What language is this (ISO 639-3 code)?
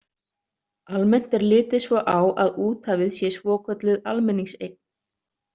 isl